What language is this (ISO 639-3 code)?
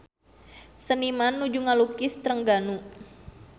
sun